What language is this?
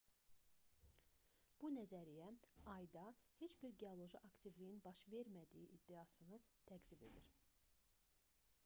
Azerbaijani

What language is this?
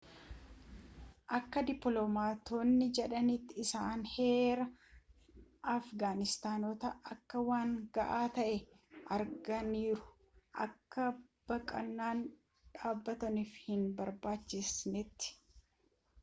Oromo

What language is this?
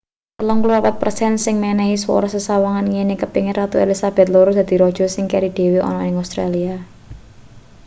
Javanese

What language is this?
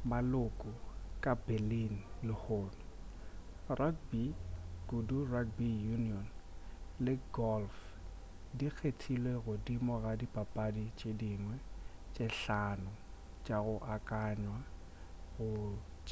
Northern Sotho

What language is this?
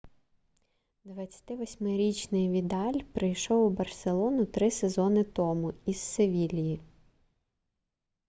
Ukrainian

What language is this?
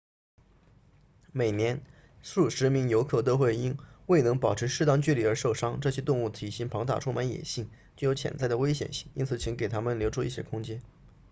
Chinese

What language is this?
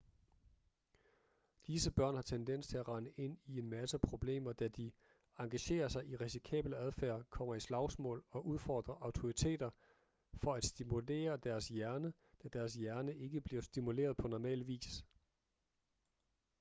Danish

